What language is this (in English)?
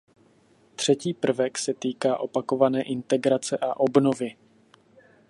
Czech